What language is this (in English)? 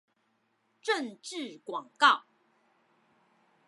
Chinese